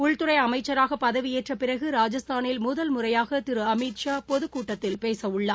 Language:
Tamil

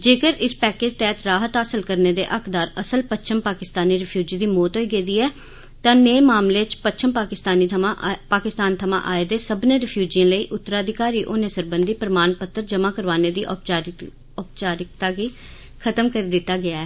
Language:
Dogri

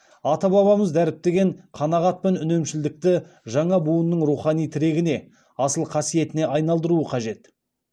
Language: Kazakh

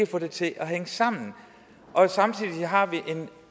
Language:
Danish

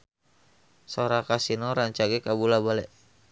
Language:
Sundanese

